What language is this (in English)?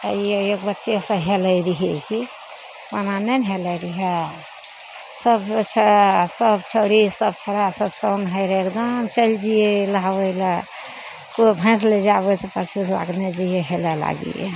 Maithili